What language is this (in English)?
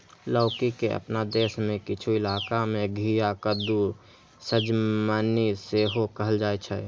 Maithili